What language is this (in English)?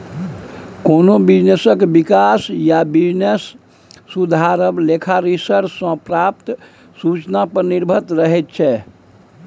Maithili